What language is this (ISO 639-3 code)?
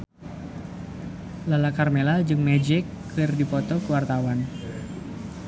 sun